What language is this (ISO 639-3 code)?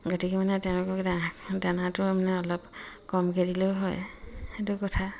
asm